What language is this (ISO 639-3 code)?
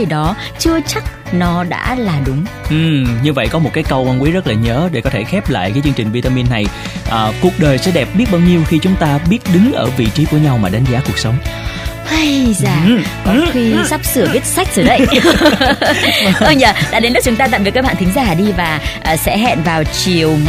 vie